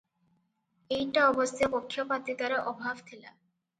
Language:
Odia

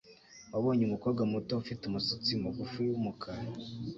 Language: Kinyarwanda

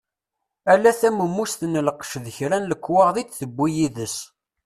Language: Kabyle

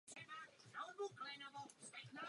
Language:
Czech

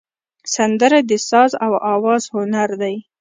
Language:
Pashto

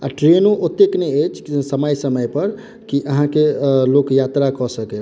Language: Maithili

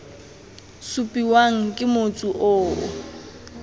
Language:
Tswana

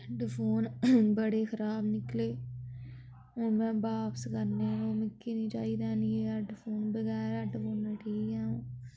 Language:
Dogri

